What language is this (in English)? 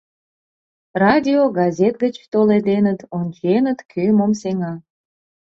Mari